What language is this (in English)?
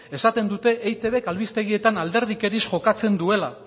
Basque